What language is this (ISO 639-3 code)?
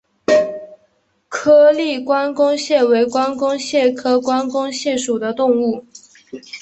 zho